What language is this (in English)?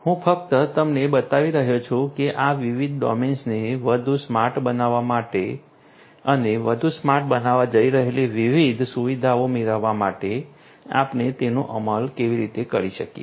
Gujarati